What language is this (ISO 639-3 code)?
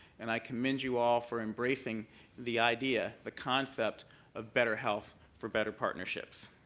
eng